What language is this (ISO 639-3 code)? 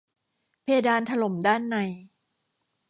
tha